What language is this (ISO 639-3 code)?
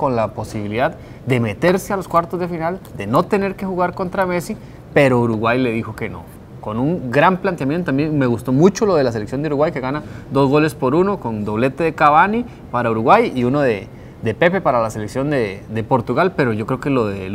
spa